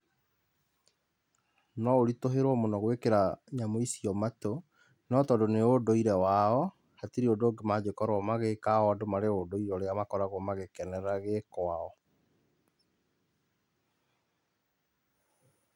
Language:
Kikuyu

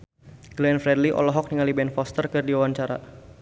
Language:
Sundanese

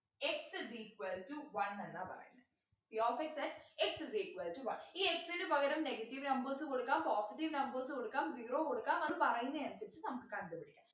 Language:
Malayalam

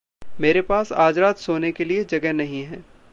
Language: Hindi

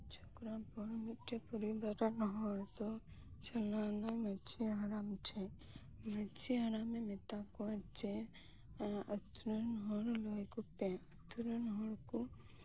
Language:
Santali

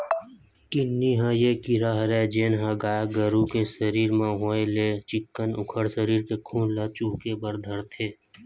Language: Chhattisgarhi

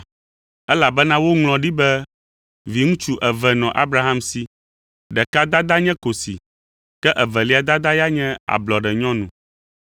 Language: Ewe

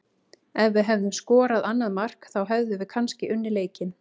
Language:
Icelandic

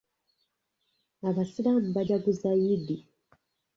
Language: Ganda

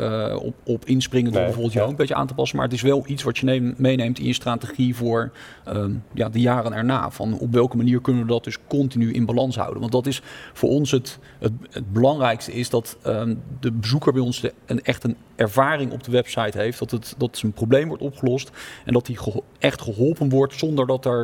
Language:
Dutch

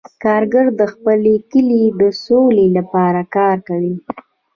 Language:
Pashto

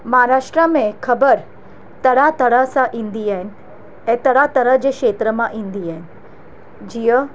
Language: Sindhi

